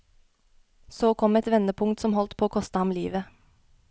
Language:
Norwegian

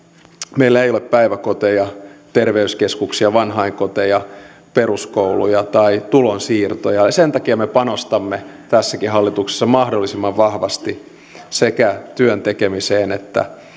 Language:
Finnish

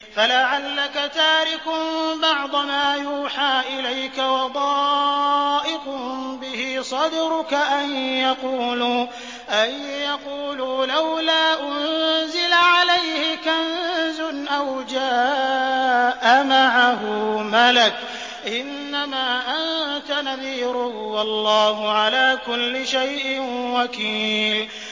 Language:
Arabic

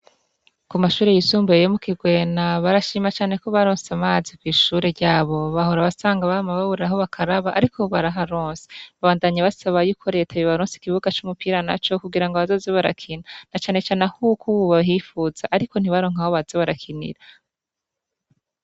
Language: Rundi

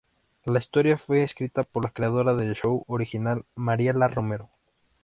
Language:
Spanish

